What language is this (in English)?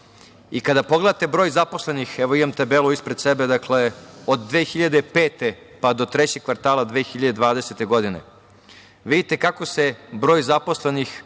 Serbian